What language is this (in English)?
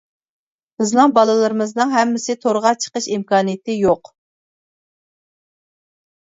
Uyghur